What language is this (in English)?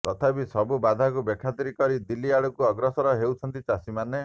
Odia